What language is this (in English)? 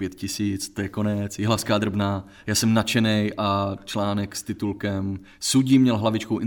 Czech